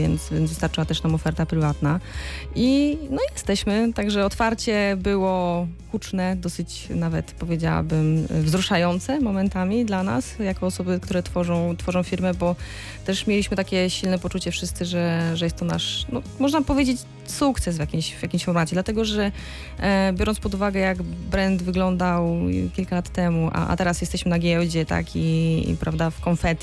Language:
Polish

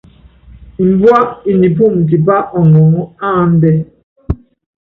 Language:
Yangben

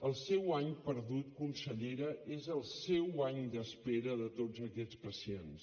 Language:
Catalan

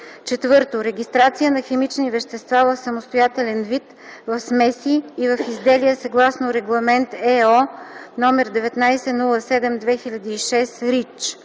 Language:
Bulgarian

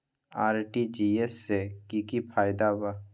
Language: Magahi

